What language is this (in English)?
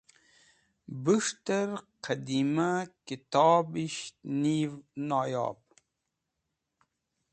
Wakhi